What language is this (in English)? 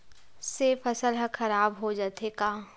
Chhattisgarhi